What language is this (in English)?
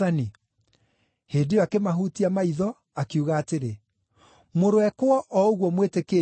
Kikuyu